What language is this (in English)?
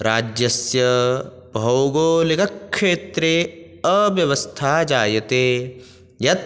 Sanskrit